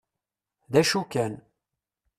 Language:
Kabyle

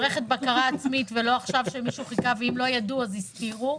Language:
Hebrew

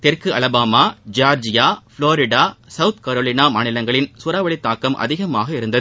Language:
Tamil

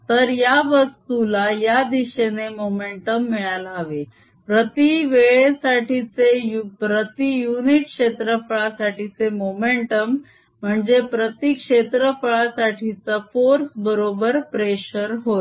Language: Marathi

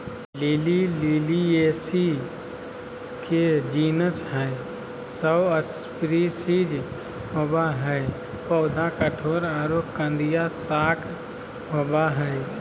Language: Magahi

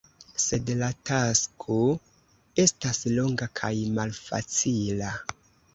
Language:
Esperanto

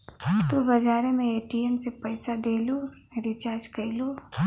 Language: Bhojpuri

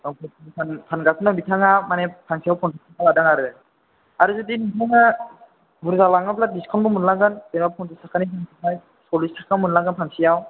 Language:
Bodo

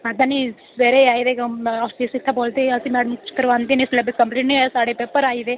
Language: Dogri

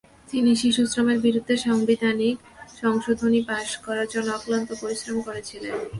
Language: Bangla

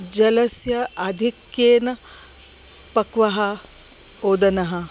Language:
Sanskrit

